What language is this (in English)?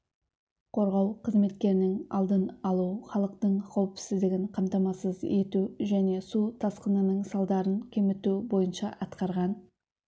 Kazakh